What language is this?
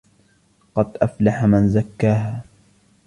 Arabic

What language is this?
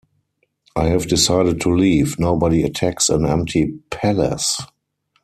English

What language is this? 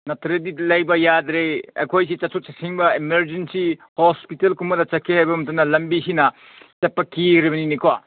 Manipuri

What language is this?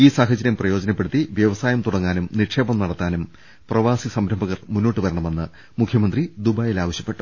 Malayalam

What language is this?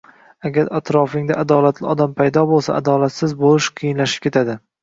Uzbek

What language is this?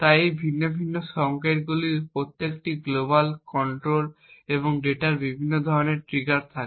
Bangla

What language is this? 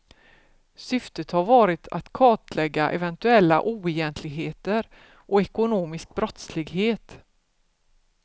Swedish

